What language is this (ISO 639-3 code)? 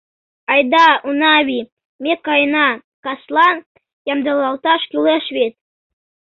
chm